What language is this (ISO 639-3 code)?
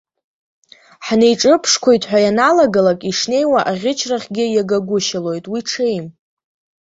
abk